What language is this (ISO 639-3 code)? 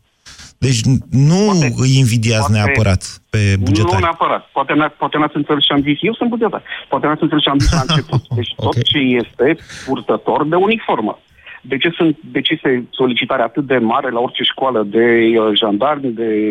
ron